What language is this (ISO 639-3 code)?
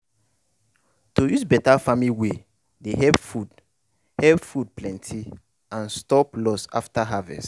pcm